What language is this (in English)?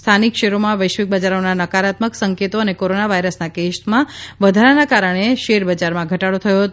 Gujarati